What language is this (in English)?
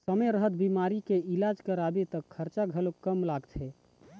Chhattisgarhi